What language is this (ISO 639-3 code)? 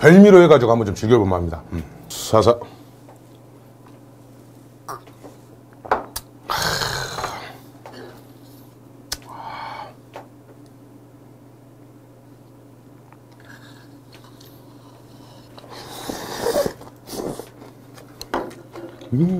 kor